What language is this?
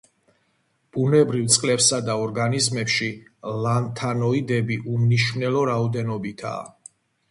Georgian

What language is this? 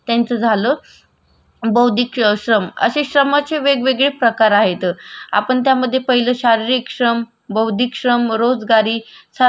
Marathi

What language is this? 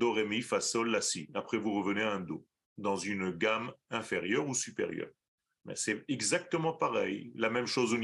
French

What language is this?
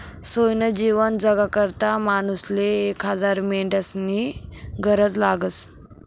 Marathi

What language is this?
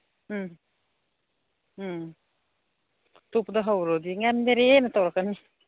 Manipuri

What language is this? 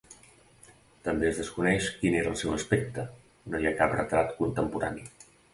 Catalan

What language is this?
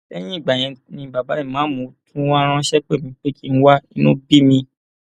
Yoruba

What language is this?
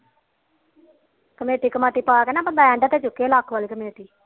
Punjabi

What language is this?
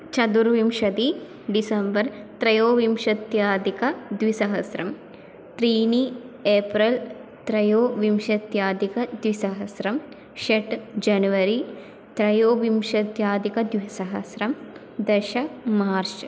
Sanskrit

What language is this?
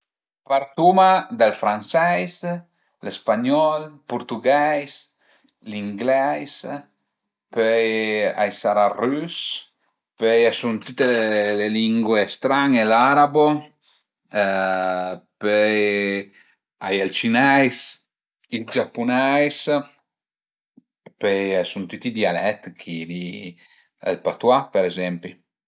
Piedmontese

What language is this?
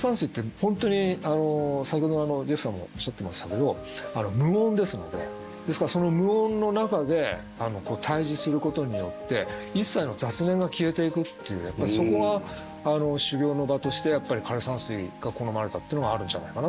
Japanese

